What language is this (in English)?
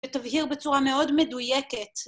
Hebrew